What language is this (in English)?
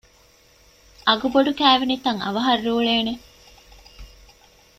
Divehi